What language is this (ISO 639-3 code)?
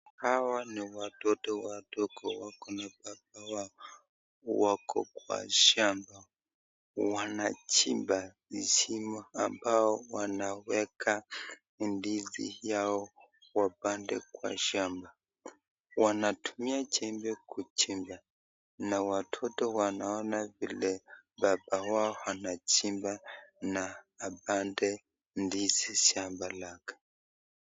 swa